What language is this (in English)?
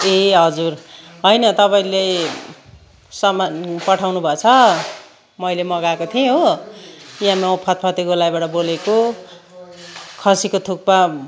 Nepali